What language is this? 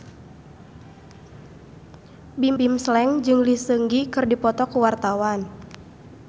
Sundanese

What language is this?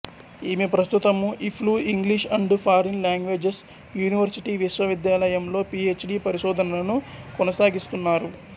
Telugu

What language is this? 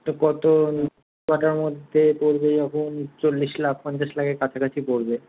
Bangla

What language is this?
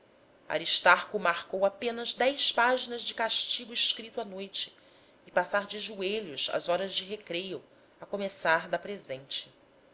Portuguese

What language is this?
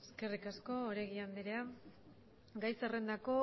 Basque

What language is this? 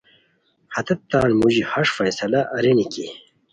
Khowar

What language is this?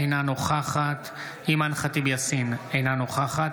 Hebrew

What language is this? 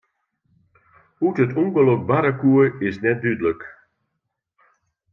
Western Frisian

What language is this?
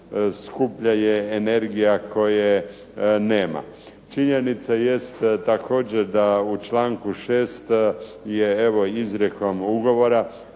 Croatian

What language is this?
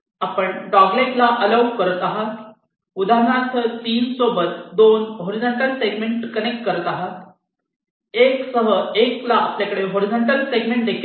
Marathi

